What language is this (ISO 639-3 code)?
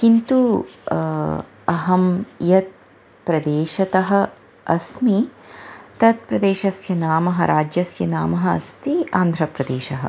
san